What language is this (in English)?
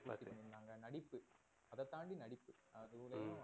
Tamil